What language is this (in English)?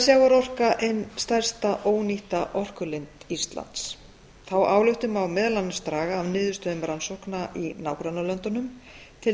Icelandic